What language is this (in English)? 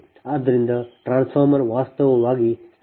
Kannada